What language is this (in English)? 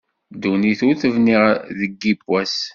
Kabyle